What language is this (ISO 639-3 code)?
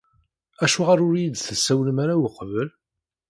kab